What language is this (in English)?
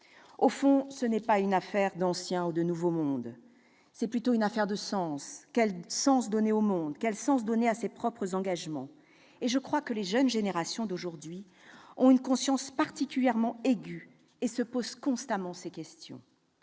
French